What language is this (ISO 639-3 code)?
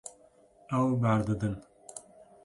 kur